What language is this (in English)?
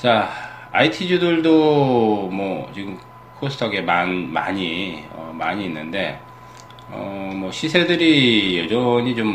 Korean